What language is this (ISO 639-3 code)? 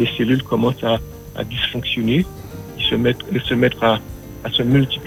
fra